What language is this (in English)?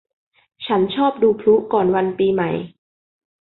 Thai